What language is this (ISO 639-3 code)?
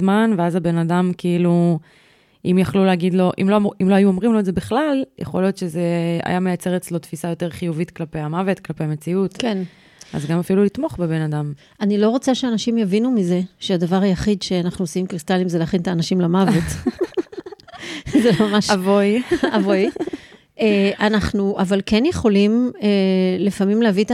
heb